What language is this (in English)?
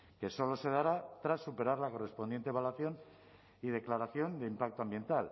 Spanish